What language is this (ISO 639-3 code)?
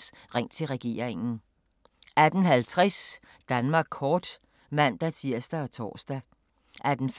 dan